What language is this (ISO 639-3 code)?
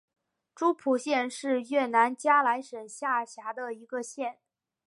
zho